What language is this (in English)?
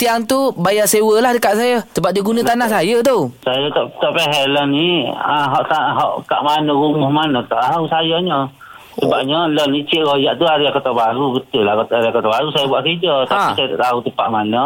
Malay